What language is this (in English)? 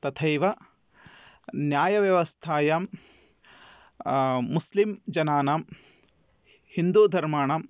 Sanskrit